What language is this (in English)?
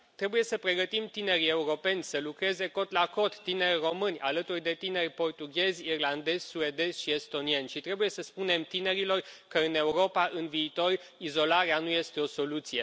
Romanian